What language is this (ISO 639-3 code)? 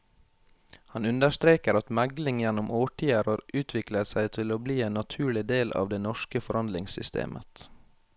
nor